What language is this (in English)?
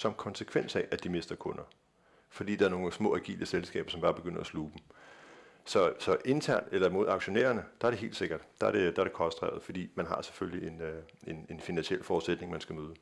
Danish